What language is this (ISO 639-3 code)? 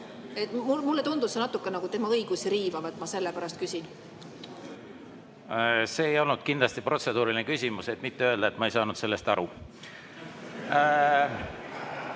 est